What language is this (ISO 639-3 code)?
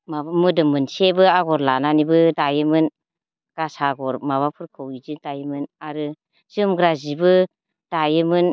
brx